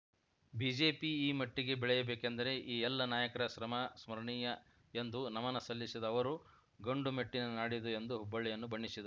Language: Kannada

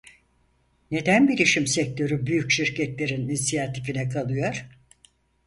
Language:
Turkish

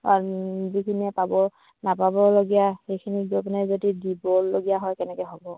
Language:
Assamese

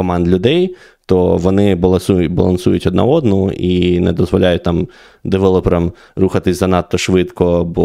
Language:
Ukrainian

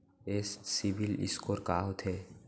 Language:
Chhattisgarhi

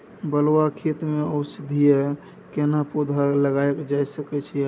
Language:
Maithili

